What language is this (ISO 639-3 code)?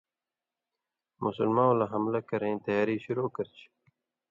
mvy